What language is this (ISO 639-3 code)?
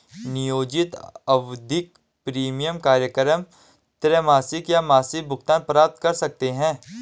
hin